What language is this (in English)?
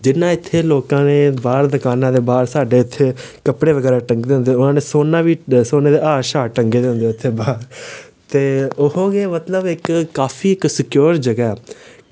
Dogri